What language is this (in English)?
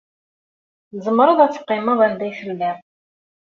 Kabyle